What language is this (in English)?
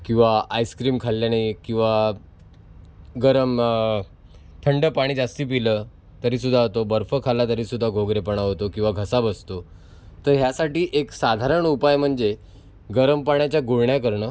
Marathi